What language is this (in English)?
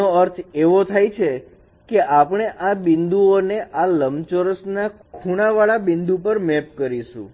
Gujarati